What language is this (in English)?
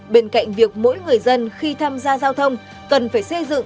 Vietnamese